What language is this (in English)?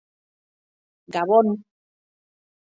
Basque